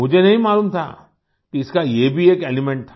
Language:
Hindi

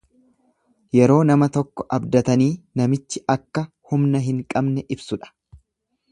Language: Oromo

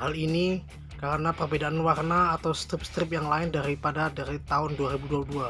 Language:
Indonesian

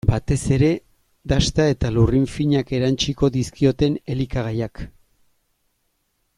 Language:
Basque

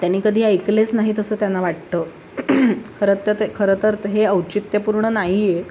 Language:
Marathi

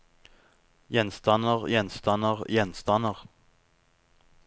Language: Norwegian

